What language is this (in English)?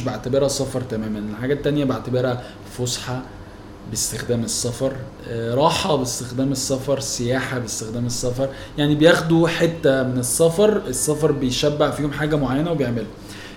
Arabic